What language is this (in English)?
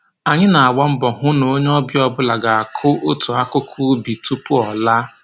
Igbo